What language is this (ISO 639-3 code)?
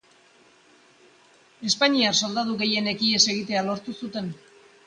eus